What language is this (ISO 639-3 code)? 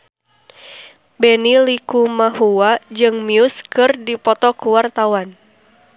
sun